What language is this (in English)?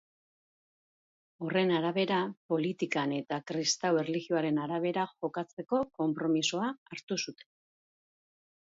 Basque